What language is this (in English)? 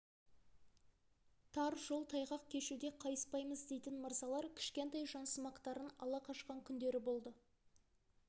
Kazakh